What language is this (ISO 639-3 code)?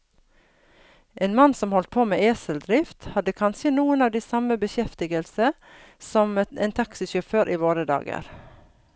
nor